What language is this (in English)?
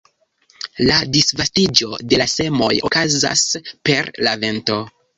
Esperanto